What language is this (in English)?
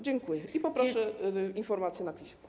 Polish